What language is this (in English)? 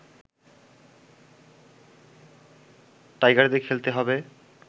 Bangla